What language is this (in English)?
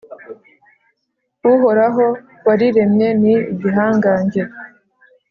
Kinyarwanda